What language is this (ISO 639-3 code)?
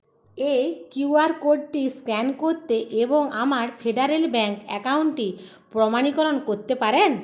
ben